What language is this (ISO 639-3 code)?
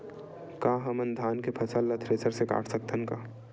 hne